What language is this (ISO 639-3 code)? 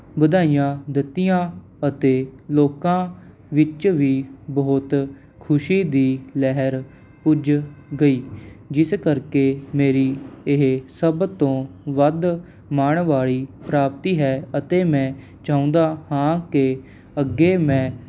pan